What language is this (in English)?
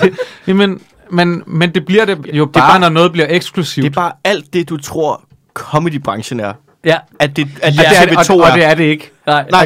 Danish